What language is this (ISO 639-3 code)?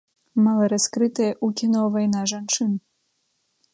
bel